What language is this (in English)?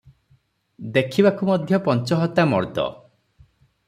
Odia